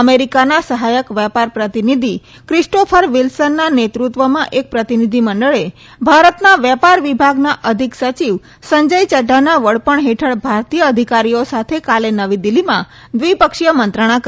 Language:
Gujarati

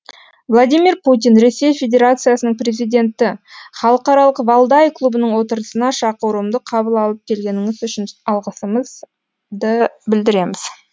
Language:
Kazakh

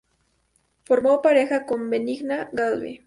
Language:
Spanish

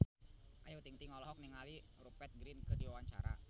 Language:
Sundanese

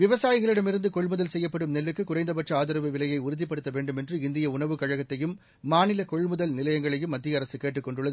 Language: Tamil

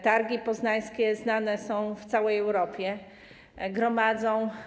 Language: Polish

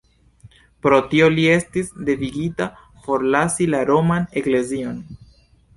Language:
Esperanto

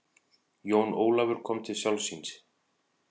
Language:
Icelandic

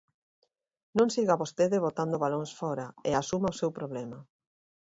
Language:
Galician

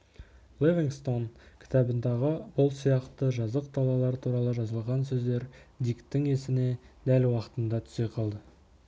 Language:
Kazakh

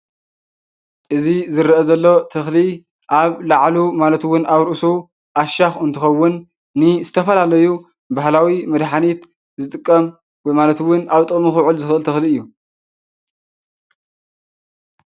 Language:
Tigrinya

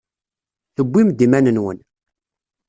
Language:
Kabyle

